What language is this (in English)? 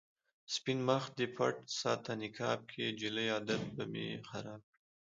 Pashto